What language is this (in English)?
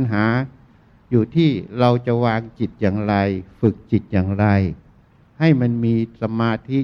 Thai